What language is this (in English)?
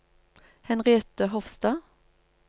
Norwegian